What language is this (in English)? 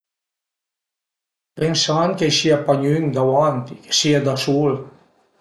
Piedmontese